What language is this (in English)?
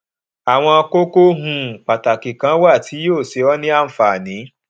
Yoruba